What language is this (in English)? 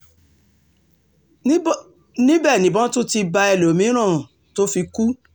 Yoruba